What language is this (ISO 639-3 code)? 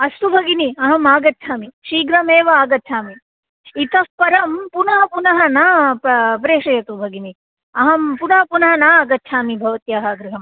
san